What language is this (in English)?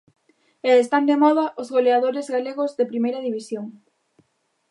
Galician